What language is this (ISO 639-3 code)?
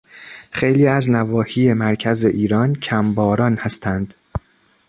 fas